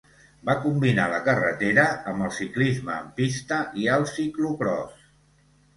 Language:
Catalan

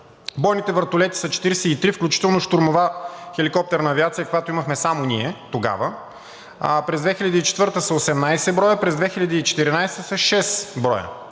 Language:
Bulgarian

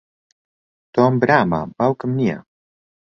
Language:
Central Kurdish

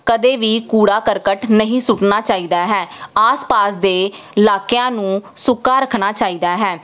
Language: Punjabi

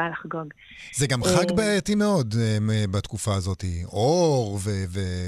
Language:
Hebrew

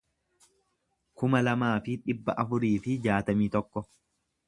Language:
Oromo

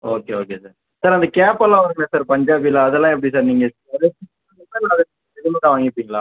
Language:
Tamil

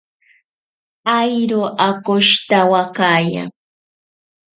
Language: Ashéninka Perené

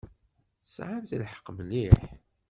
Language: Kabyle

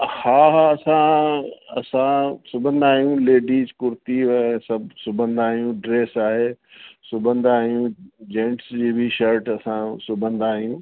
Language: Sindhi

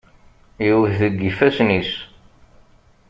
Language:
Kabyle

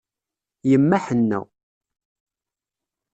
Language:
Kabyle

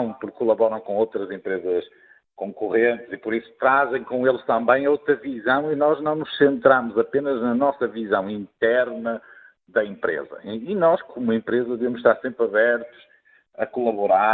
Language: Portuguese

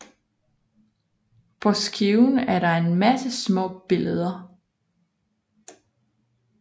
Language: Danish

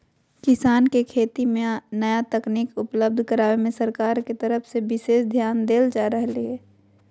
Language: Magahi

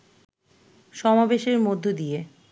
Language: Bangla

